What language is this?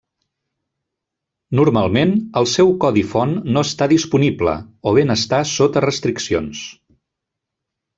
Catalan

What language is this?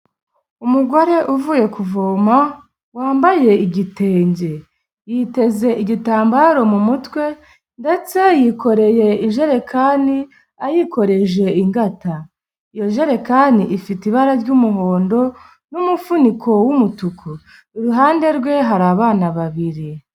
Kinyarwanda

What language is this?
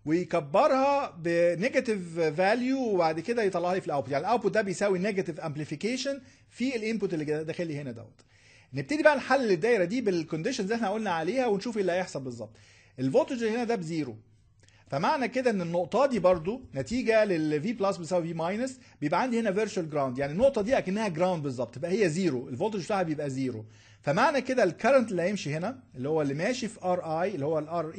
Arabic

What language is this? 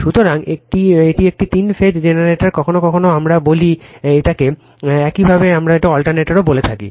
Bangla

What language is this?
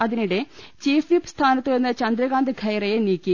Malayalam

